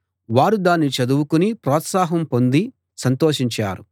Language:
Telugu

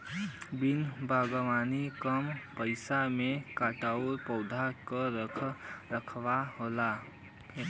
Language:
Bhojpuri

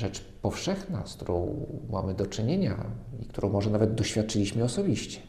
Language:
Polish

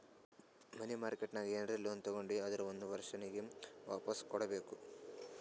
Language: Kannada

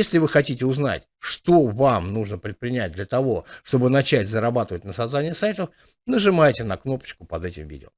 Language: Russian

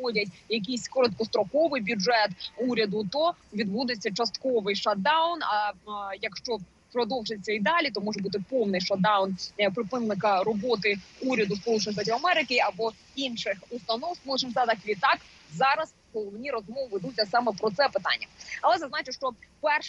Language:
Ukrainian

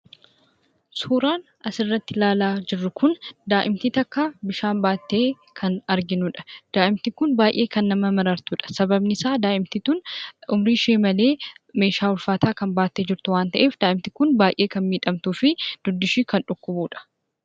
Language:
Oromo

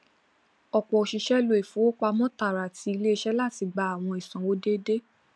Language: Yoruba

